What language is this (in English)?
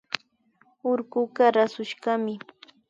Imbabura Highland Quichua